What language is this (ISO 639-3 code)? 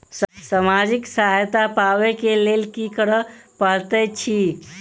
mai